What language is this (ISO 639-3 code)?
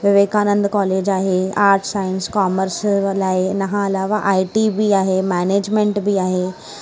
snd